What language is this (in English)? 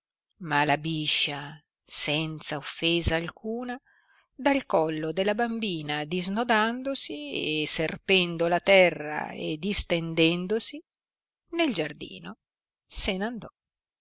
Italian